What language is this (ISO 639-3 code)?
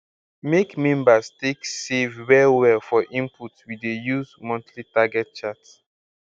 pcm